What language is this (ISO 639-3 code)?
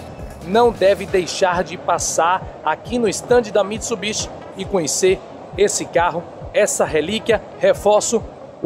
por